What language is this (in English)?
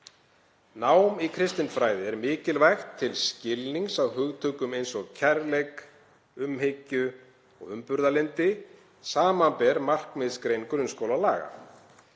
Icelandic